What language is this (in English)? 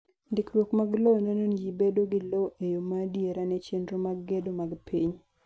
Luo (Kenya and Tanzania)